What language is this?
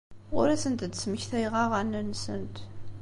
Kabyle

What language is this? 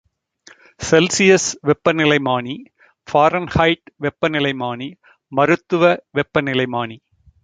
Tamil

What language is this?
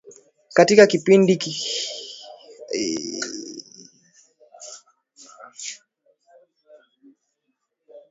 Swahili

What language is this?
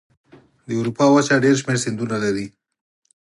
Pashto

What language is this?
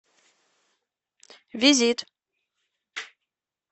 Russian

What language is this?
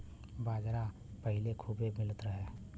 Bhojpuri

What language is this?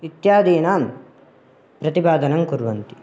Sanskrit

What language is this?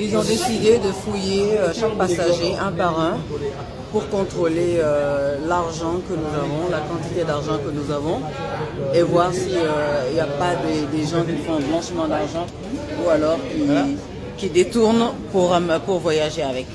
French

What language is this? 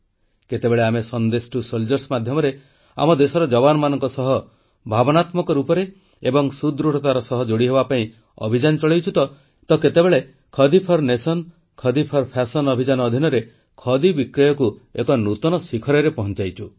Odia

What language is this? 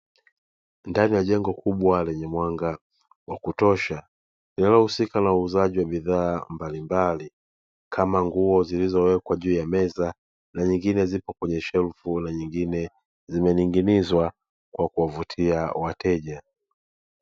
Swahili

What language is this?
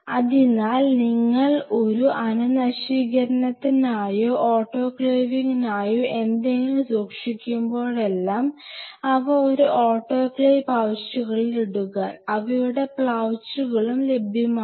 Malayalam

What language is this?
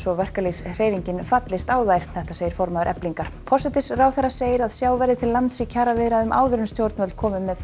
Icelandic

